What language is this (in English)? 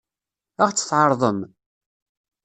Kabyle